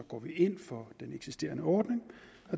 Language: Danish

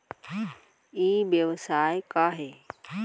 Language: Chhattisgarhi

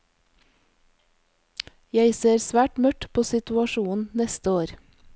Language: Norwegian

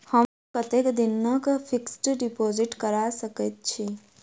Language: Maithili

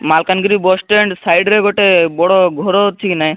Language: Odia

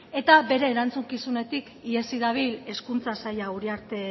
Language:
Basque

